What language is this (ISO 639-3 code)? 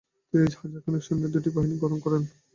ben